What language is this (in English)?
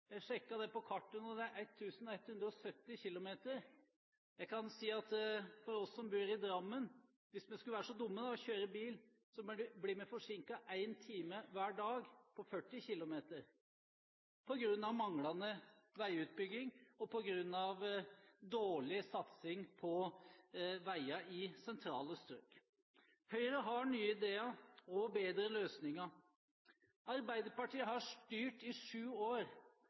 Norwegian Bokmål